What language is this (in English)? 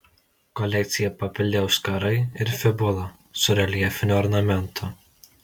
Lithuanian